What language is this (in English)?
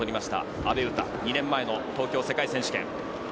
Japanese